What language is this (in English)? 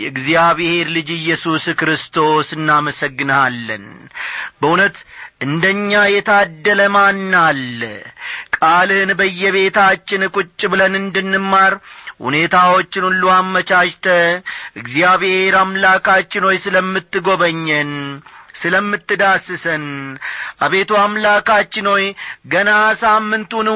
Amharic